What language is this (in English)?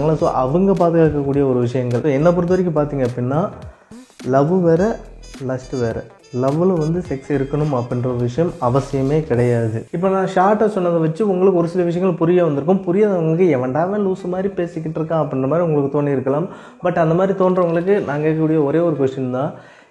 Tamil